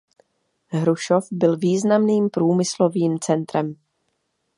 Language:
Czech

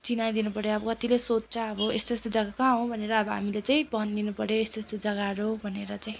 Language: Nepali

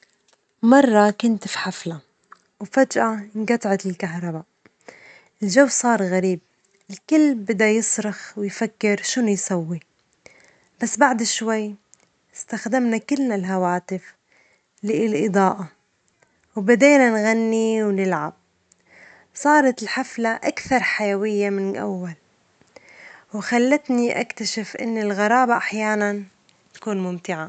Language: Omani Arabic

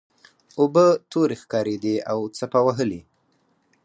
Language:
Pashto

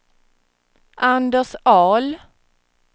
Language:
Swedish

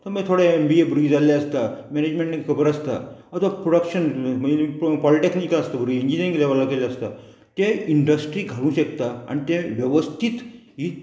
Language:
Konkani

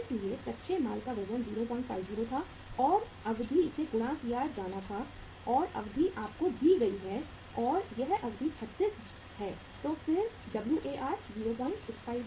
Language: Hindi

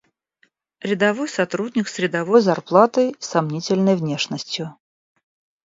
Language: Russian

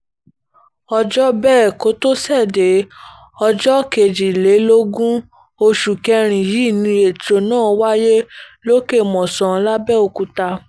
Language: Yoruba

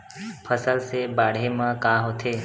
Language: Chhattisgarhi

